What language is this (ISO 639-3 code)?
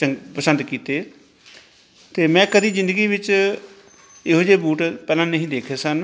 pan